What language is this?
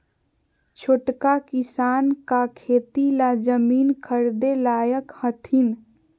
Magahi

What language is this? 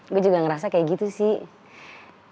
Indonesian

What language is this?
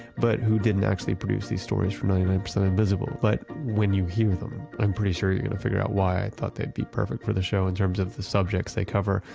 English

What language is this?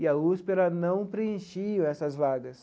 Portuguese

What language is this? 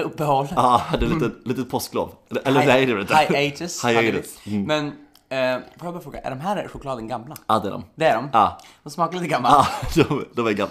Swedish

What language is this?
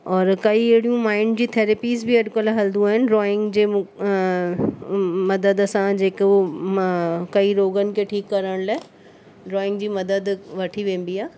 Sindhi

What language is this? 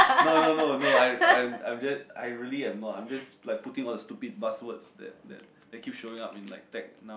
English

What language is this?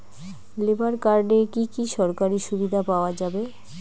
Bangla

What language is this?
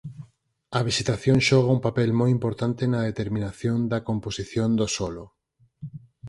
Galician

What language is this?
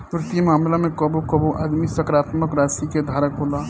Bhojpuri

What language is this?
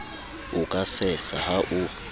Southern Sotho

